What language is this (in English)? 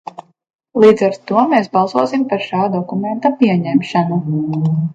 Latvian